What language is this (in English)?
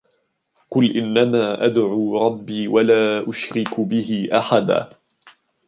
Arabic